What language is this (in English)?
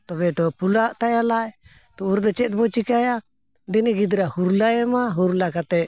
Santali